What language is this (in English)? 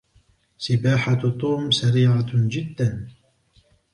Arabic